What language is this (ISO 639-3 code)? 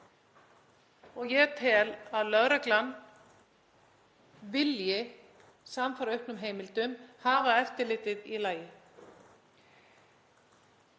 isl